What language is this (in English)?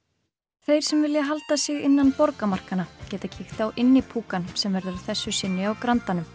Icelandic